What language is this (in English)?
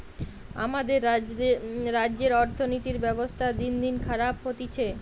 Bangla